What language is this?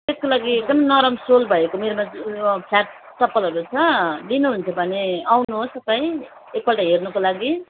Nepali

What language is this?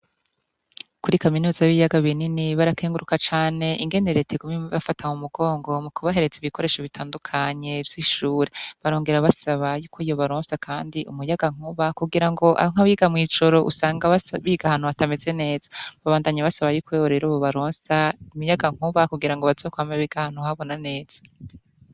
Rundi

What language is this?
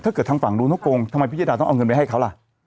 Thai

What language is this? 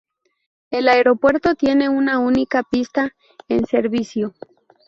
Spanish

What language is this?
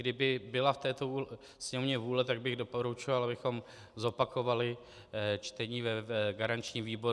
Czech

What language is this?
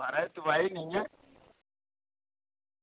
Dogri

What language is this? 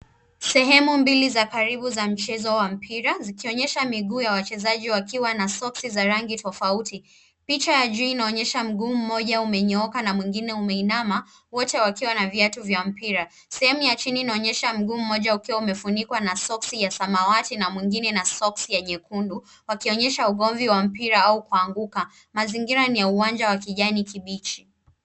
Swahili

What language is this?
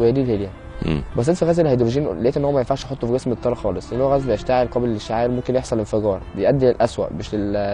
Arabic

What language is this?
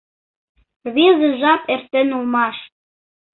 Mari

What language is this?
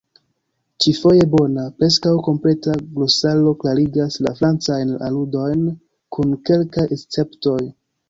Esperanto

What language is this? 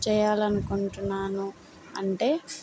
Telugu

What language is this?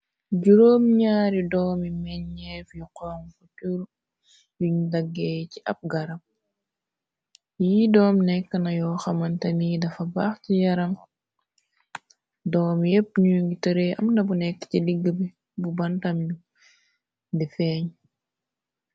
Wolof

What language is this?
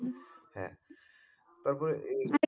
Bangla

